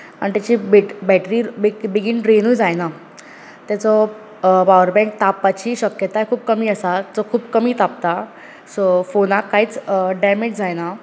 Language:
Konkani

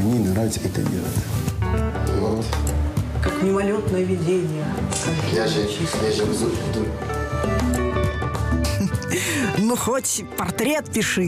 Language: Russian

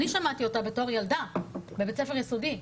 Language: Hebrew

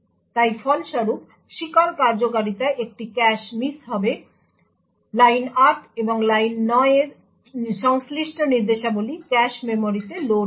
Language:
Bangla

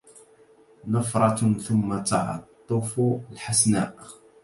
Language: Arabic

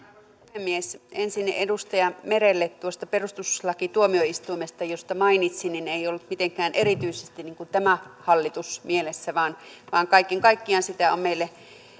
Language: Finnish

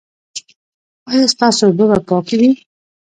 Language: Pashto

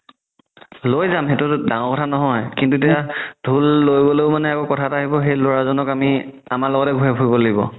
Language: Assamese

